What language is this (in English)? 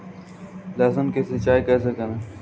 Hindi